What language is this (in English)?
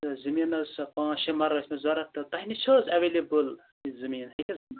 Kashmiri